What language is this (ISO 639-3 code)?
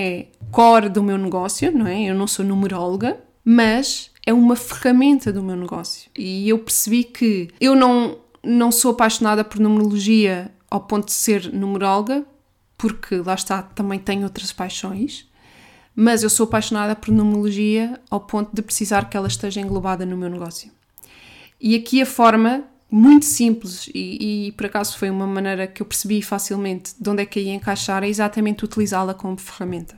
por